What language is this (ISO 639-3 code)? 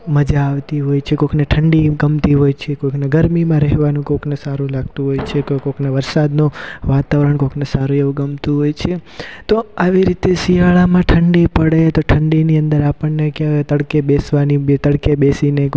guj